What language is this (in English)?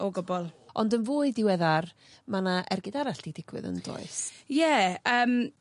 Welsh